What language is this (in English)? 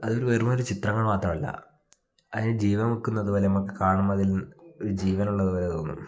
Malayalam